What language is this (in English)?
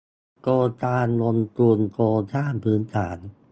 Thai